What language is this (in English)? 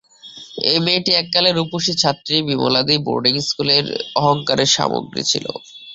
Bangla